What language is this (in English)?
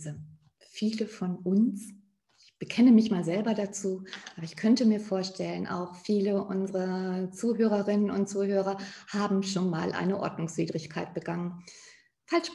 German